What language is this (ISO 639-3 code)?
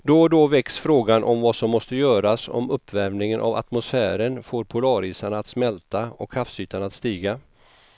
swe